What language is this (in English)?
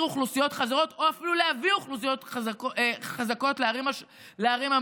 Hebrew